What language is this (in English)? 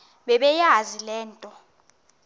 Xhosa